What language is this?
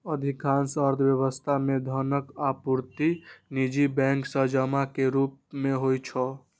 Maithili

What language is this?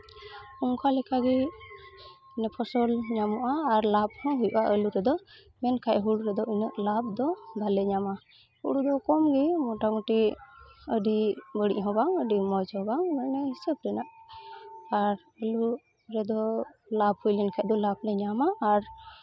Santali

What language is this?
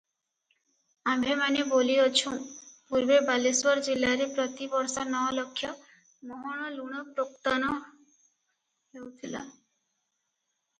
Odia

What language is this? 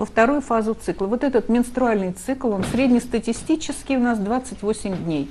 Russian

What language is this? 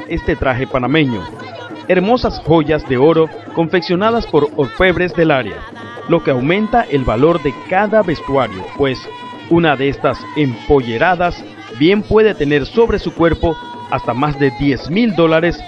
Spanish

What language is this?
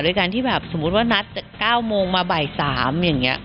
Thai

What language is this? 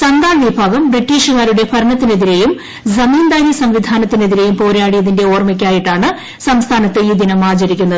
Malayalam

